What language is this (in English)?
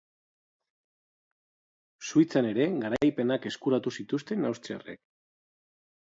Basque